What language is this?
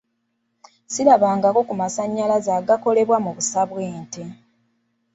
Ganda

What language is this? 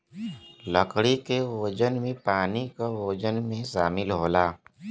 Bhojpuri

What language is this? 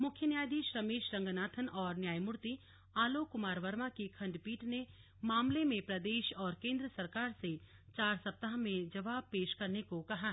Hindi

